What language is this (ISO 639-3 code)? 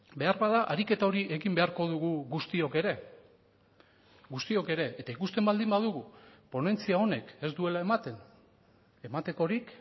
eus